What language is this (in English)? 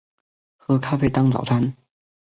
Chinese